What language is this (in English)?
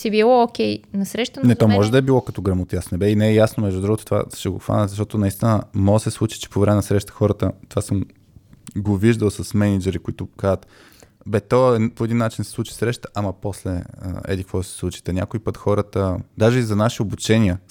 Bulgarian